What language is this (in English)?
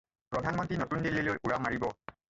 Assamese